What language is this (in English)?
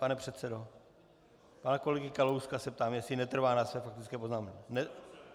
Czech